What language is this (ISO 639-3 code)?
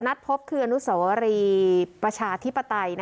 tha